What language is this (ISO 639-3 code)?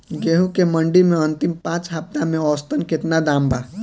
bho